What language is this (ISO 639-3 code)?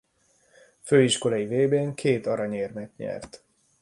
hun